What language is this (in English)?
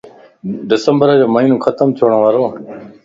Lasi